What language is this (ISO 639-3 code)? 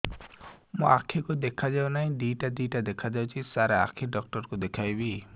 ori